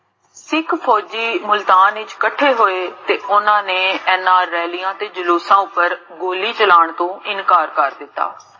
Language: Punjabi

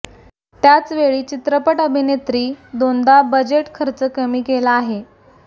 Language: Marathi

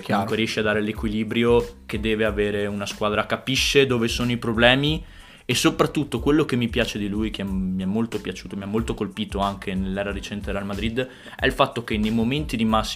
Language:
Italian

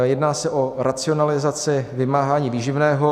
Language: Czech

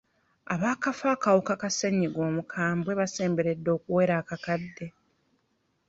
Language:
Ganda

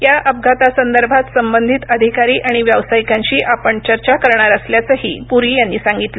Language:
Marathi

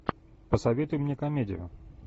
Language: Russian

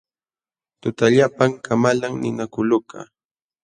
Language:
Jauja Wanca Quechua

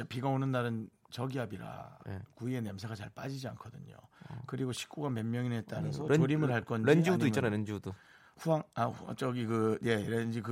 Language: Korean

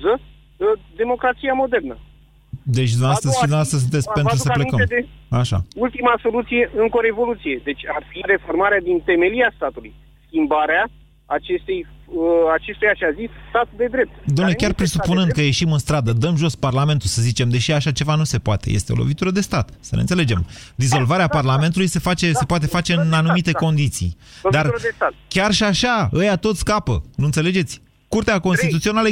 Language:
Romanian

